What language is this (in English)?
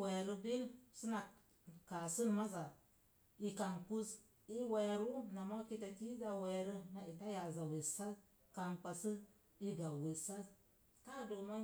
Mom Jango